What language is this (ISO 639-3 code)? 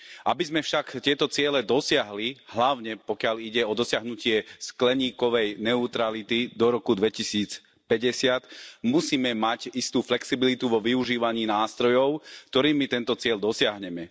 slk